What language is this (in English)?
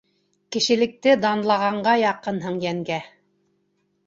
Bashkir